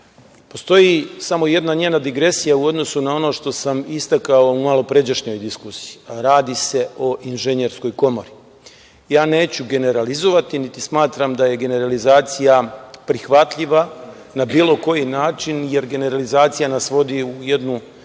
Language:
Serbian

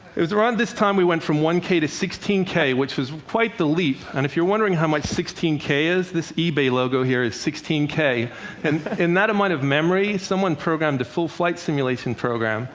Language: English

